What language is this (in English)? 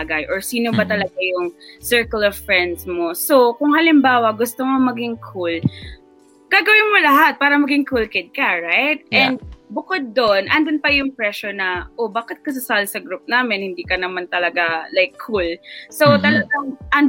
Filipino